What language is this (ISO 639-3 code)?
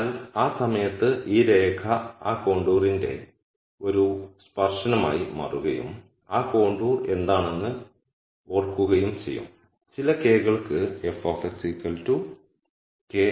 mal